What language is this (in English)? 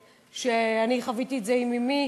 Hebrew